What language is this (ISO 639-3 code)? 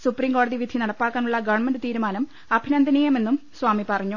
mal